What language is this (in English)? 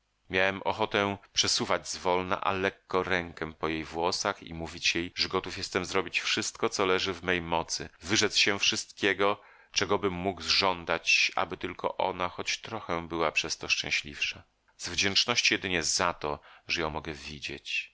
Polish